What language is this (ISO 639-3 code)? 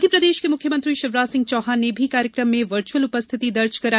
hin